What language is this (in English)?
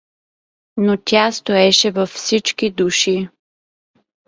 Bulgarian